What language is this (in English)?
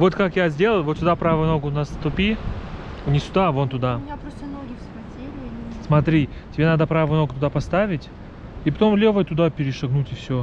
Russian